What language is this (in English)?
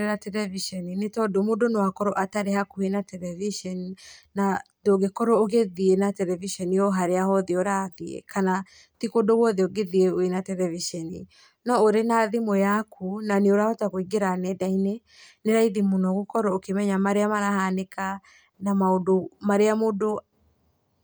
Kikuyu